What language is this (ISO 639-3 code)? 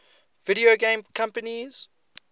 eng